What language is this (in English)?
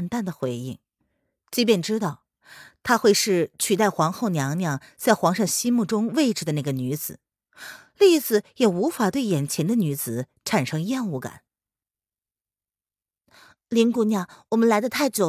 Chinese